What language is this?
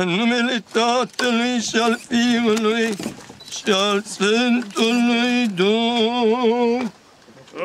Romanian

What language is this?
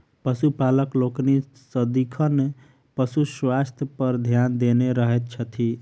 Maithili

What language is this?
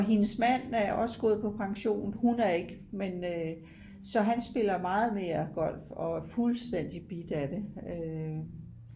Danish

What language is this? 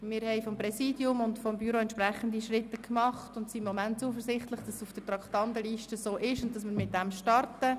Swiss German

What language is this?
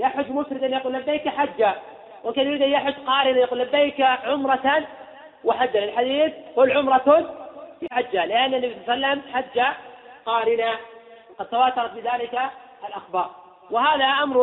Arabic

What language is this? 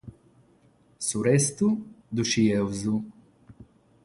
Sardinian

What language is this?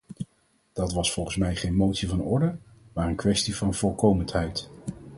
Dutch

